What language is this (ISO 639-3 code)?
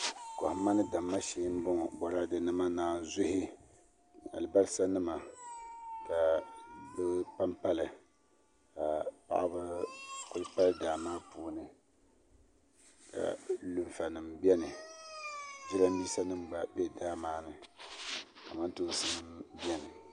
dag